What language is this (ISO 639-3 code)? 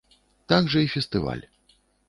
bel